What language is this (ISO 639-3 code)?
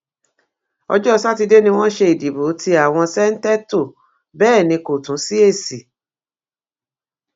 yor